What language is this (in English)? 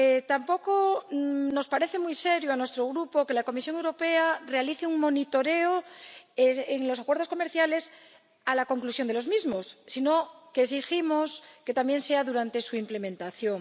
Spanish